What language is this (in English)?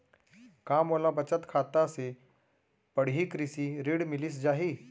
Chhattisgarhi